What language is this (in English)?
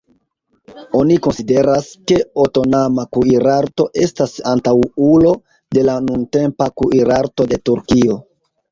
Esperanto